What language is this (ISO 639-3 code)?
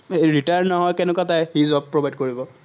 asm